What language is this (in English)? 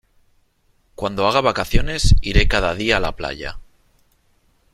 Spanish